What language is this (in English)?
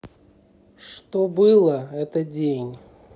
Russian